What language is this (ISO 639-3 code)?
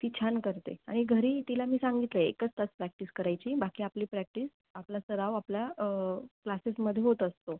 mar